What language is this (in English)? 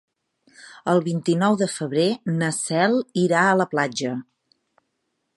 Catalan